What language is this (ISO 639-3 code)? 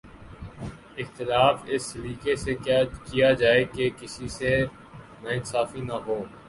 urd